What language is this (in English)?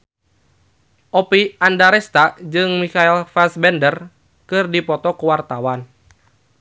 Sundanese